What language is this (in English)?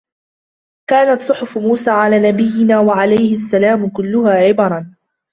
Arabic